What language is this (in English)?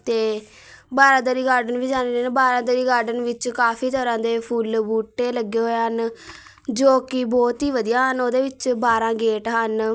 Punjabi